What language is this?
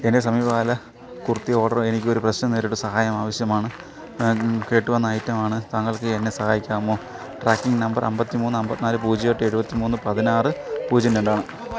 Malayalam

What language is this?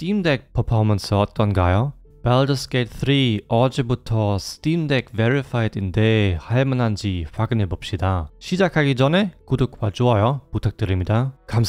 Korean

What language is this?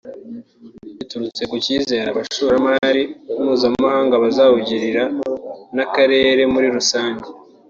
Kinyarwanda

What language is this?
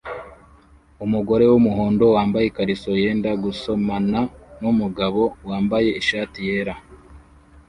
Kinyarwanda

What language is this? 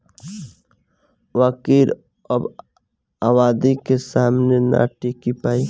Bhojpuri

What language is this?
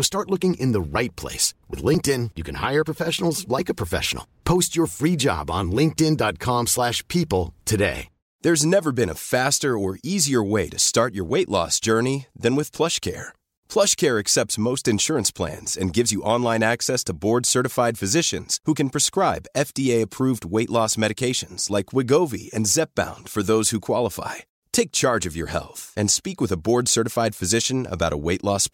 Persian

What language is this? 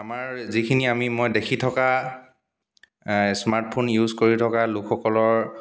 Assamese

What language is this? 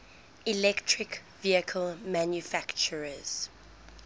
English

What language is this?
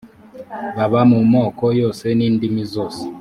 Kinyarwanda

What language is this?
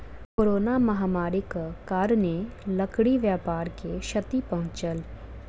Maithili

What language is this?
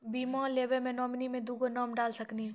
Maithili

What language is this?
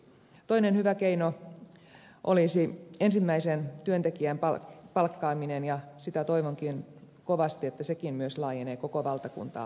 Finnish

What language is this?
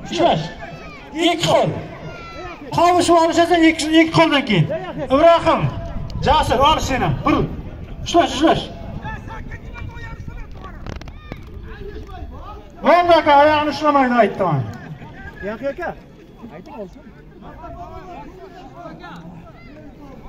Turkish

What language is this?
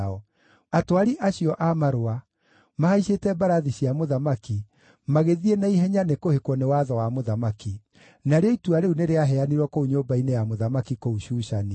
Kikuyu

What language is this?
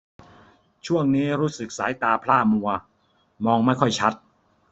Thai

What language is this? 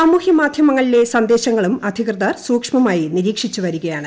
Malayalam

